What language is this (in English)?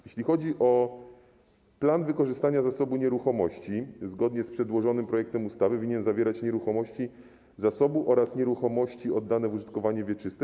Polish